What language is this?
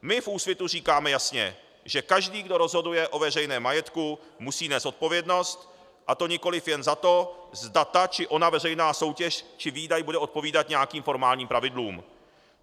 Czech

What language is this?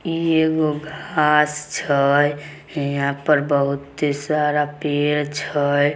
Magahi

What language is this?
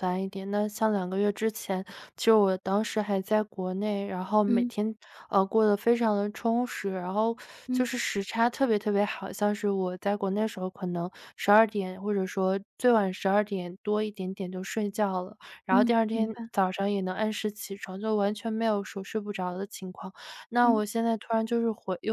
Chinese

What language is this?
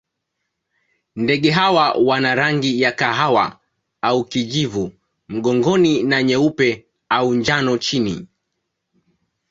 Swahili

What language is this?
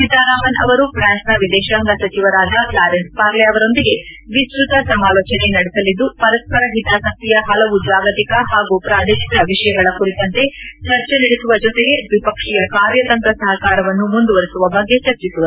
Kannada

